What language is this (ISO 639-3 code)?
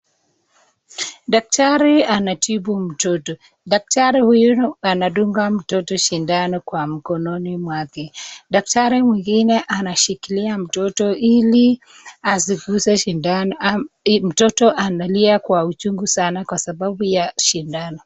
swa